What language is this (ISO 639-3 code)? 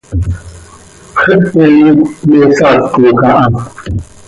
sei